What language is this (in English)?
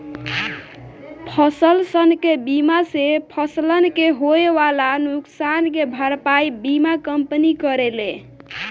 Bhojpuri